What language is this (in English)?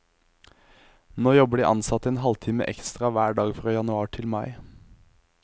Norwegian